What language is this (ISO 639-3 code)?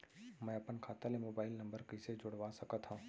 hne